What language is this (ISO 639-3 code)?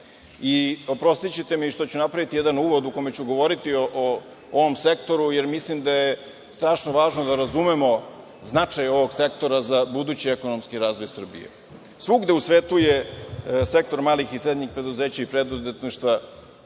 srp